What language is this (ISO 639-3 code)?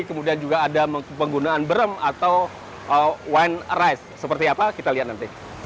ind